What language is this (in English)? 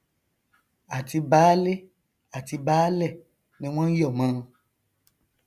Yoruba